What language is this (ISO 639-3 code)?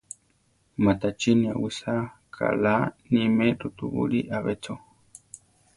tar